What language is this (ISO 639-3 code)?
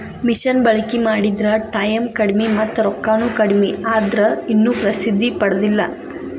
kan